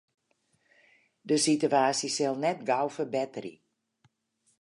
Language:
Western Frisian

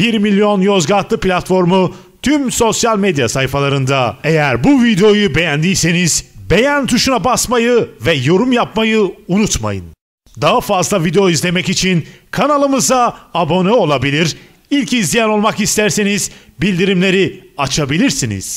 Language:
Turkish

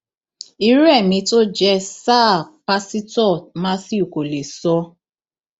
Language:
Yoruba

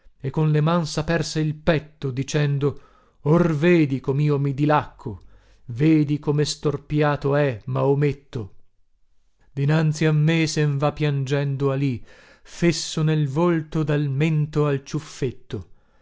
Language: Italian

